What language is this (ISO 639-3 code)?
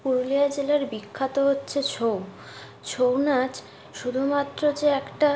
ben